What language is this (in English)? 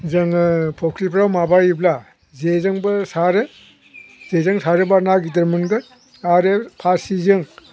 Bodo